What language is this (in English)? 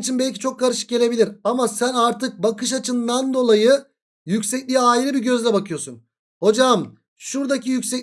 Turkish